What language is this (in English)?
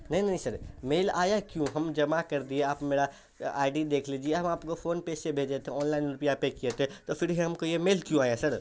Urdu